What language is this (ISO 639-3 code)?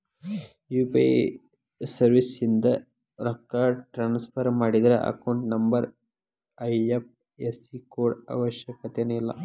kan